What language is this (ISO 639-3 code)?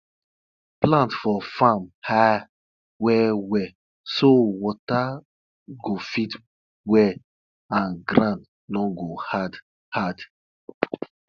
pcm